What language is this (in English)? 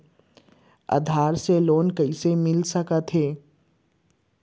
Chhattisgarhi